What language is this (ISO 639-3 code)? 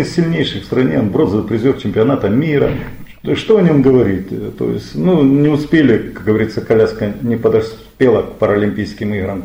rus